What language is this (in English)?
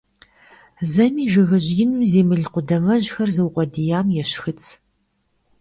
Kabardian